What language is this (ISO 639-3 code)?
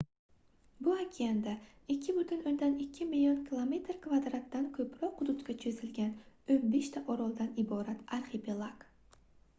uzb